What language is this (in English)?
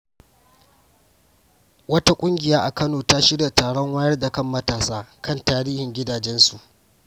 Hausa